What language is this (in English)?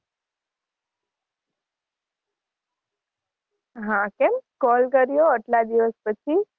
Gujarati